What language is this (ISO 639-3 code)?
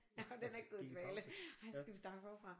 dan